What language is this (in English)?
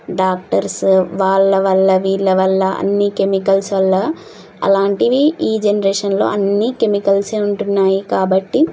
Telugu